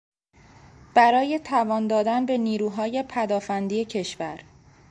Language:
Persian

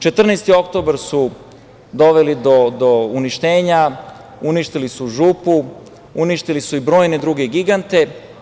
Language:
Serbian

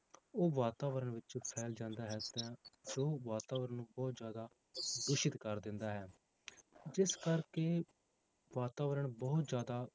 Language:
Punjabi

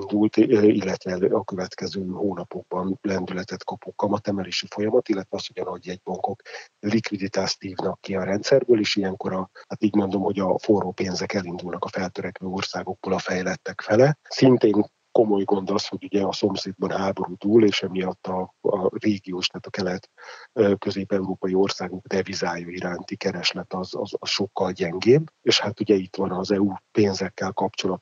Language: Hungarian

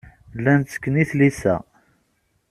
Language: Kabyle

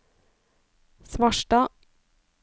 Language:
Norwegian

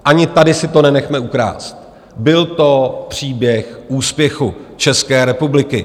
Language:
Czech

